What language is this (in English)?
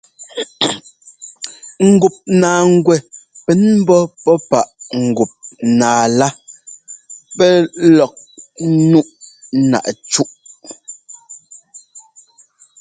Ngomba